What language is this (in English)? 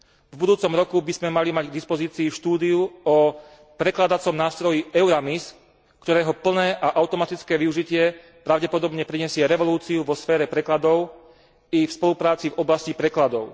Slovak